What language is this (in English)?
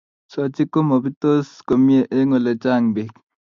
Kalenjin